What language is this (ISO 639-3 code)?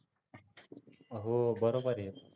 mar